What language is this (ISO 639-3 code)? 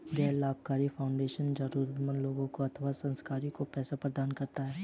hin